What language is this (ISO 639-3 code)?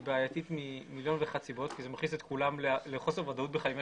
heb